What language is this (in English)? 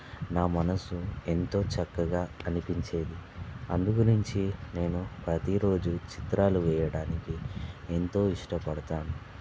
Telugu